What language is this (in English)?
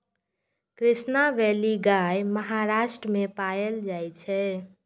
Maithili